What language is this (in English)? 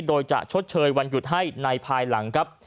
Thai